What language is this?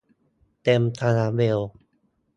Thai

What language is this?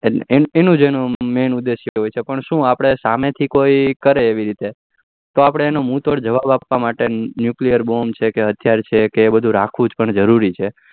Gujarati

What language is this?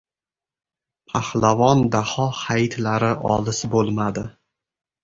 Uzbek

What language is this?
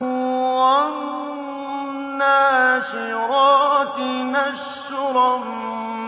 Arabic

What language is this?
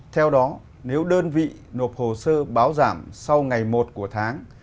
Vietnamese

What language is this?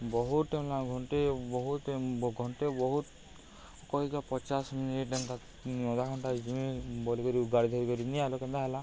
Odia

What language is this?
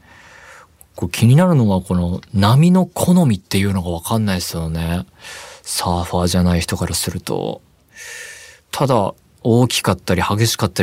Japanese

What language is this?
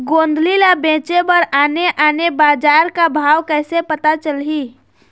Chhattisgarhi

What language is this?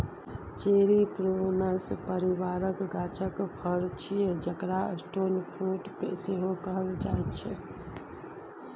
Maithili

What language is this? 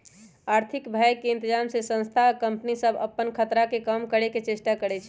Magahi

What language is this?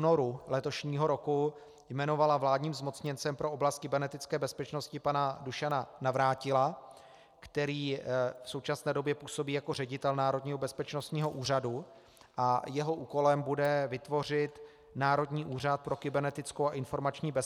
Czech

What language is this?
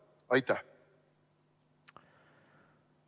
Estonian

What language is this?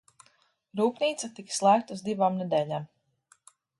Latvian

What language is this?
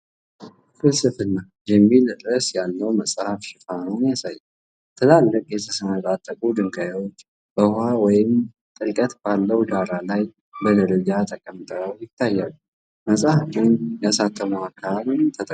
Amharic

